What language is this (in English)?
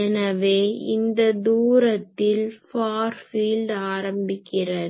Tamil